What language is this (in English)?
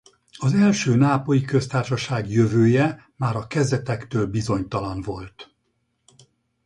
Hungarian